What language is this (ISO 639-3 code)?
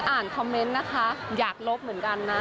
tha